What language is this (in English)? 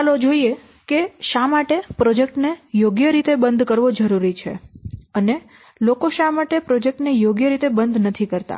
Gujarati